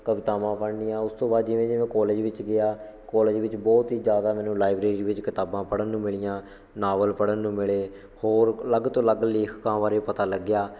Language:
Punjabi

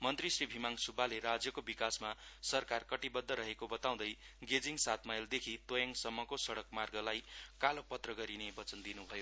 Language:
Nepali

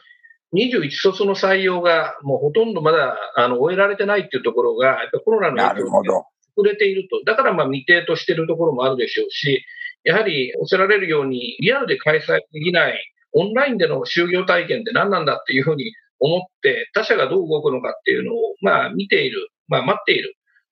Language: Japanese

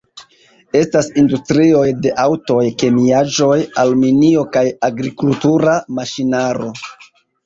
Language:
Esperanto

